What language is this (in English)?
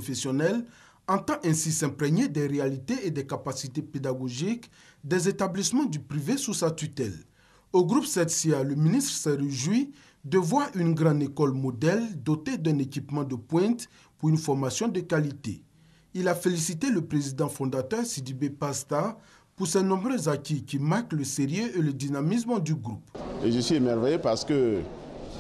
French